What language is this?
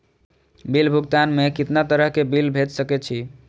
Maithili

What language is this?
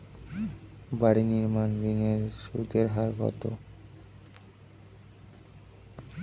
Bangla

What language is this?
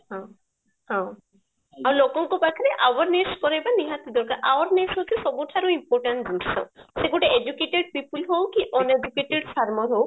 Odia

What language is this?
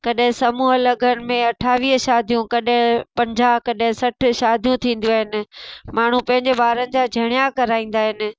Sindhi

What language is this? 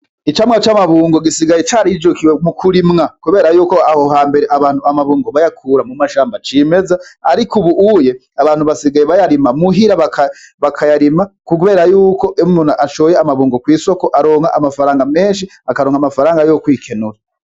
Rundi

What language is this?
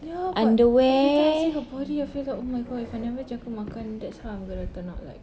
English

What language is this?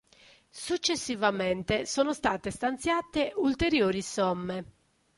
Italian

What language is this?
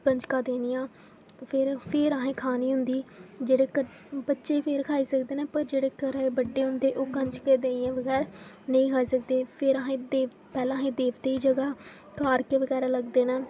Dogri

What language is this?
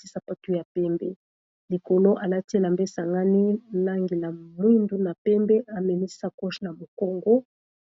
Lingala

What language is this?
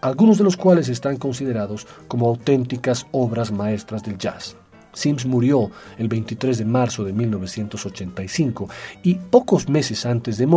Spanish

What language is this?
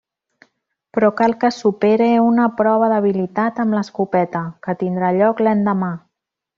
Catalan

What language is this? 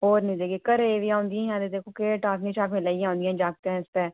Dogri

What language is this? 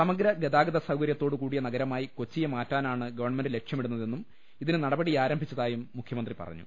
Malayalam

